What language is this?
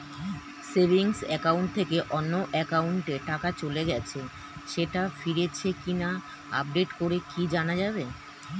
Bangla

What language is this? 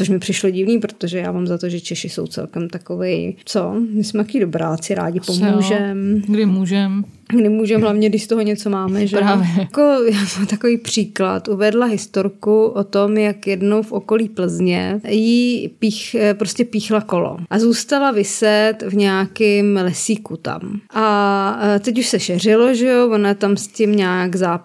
Czech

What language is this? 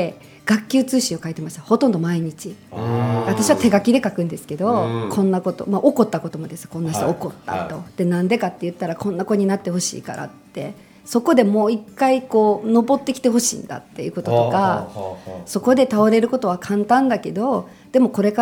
Japanese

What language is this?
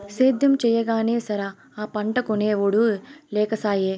Telugu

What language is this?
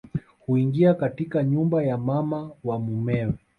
Swahili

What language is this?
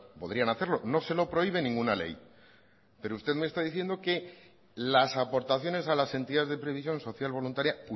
Spanish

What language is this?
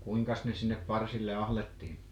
Finnish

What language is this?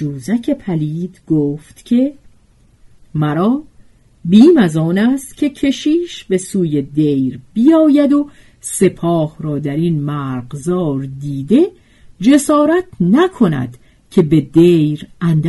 Persian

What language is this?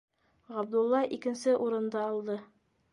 Bashkir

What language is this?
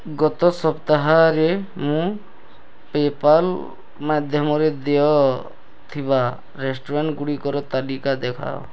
Odia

